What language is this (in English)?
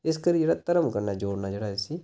Dogri